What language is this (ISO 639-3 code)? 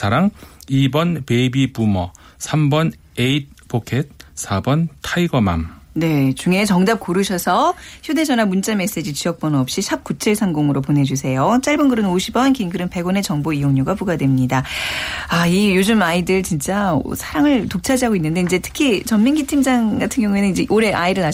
kor